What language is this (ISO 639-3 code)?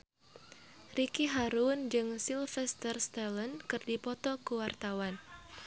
sun